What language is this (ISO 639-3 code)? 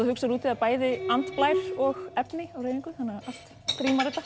isl